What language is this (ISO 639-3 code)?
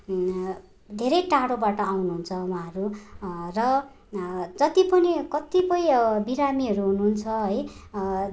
nep